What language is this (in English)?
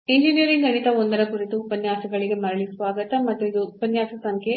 Kannada